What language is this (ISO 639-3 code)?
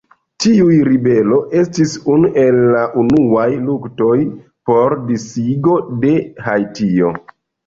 epo